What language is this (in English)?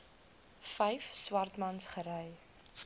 Afrikaans